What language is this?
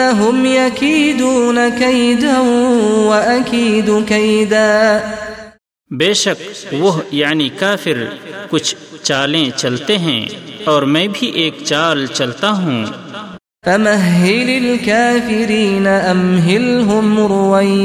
Urdu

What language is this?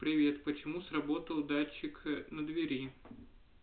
Russian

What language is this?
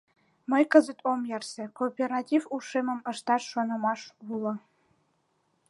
Mari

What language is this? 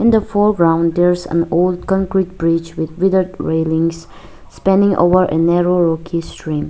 English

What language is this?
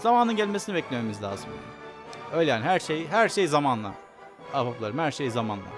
Turkish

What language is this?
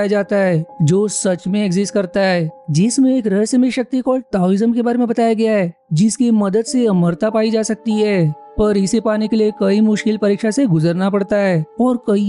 Hindi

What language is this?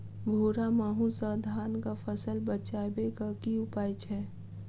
Maithili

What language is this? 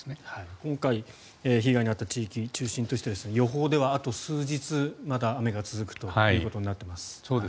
Japanese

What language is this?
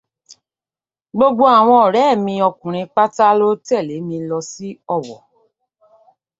Yoruba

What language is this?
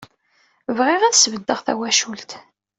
Kabyle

